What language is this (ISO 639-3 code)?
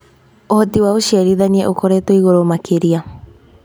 kik